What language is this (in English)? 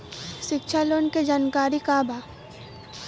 Bhojpuri